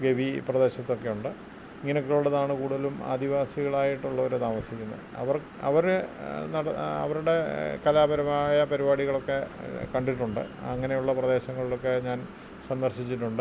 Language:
Malayalam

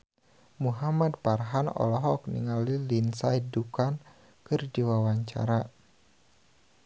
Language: Sundanese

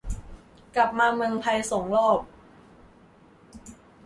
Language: Thai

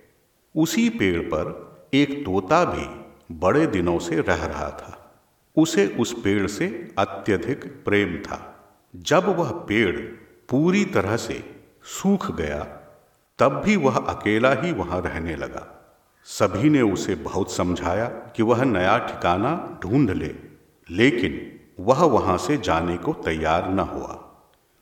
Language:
Hindi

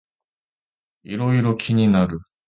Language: Japanese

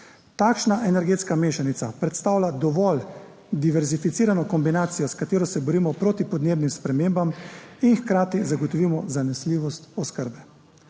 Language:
Slovenian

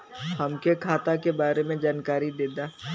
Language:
Bhojpuri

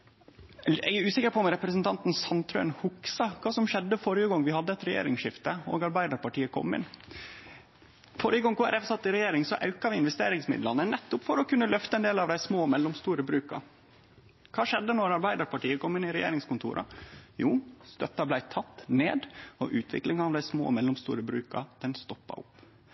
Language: Norwegian Nynorsk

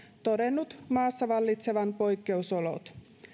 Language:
Finnish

